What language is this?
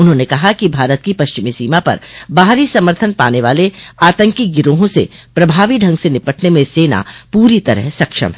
Hindi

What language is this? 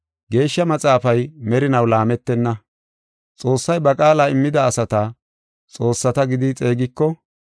Gofa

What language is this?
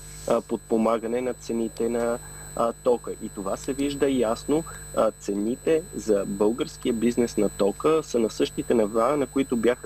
Bulgarian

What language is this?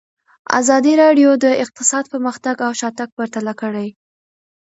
Pashto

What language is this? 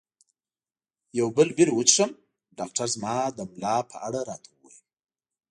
Pashto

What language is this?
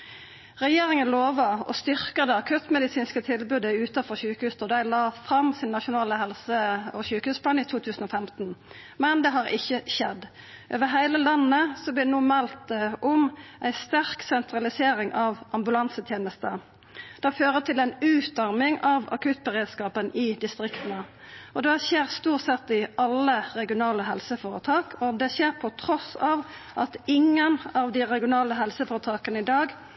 Norwegian Nynorsk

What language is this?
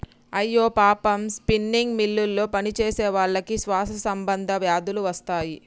Telugu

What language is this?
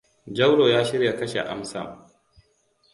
Hausa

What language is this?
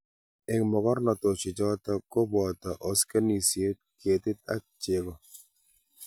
Kalenjin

